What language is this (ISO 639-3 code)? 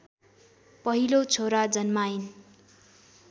nep